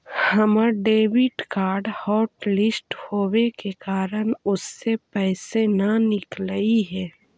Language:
Magahi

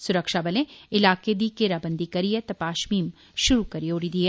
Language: Dogri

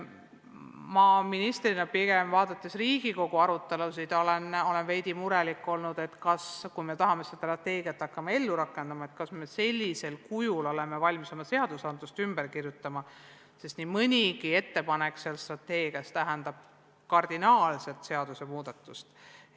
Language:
Estonian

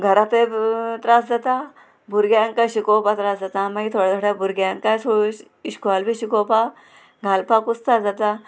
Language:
Konkani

